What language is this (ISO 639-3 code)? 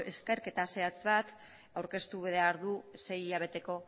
eus